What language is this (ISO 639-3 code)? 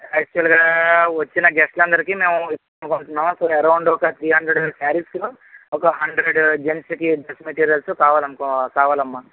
tel